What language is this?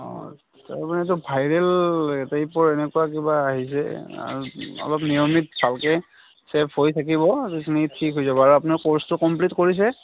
Assamese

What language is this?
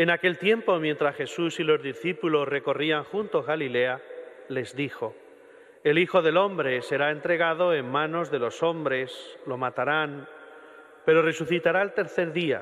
Spanish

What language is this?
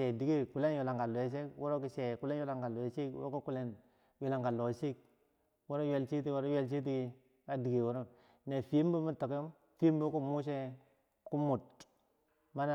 Bangwinji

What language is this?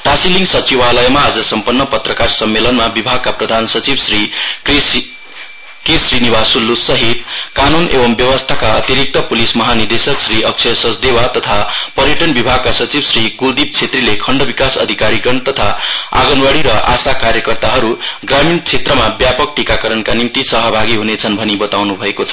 Nepali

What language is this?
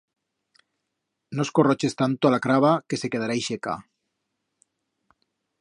Aragonese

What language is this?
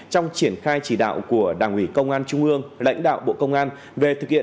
Vietnamese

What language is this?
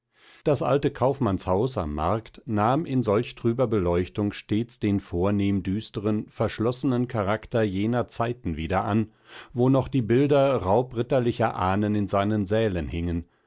German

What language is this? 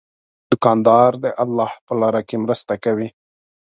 Pashto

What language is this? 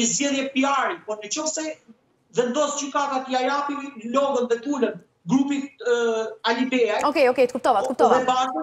Romanian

